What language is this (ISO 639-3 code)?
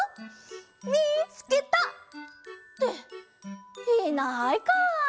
jpn